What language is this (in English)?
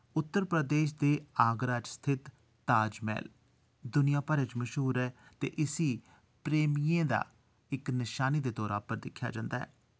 Dogri